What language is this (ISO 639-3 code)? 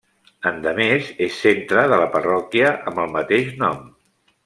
cat